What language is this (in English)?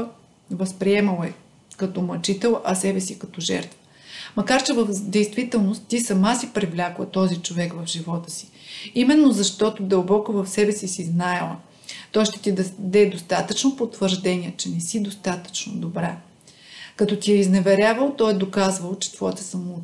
Bulgarian